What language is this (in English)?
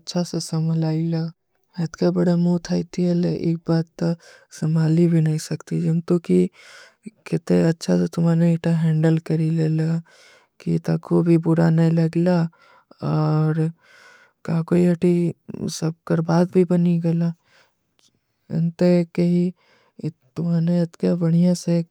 Kui (India)